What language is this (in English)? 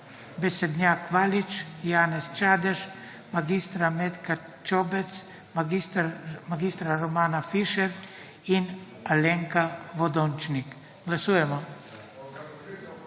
Slovenian